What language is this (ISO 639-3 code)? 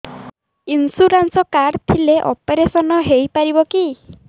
ori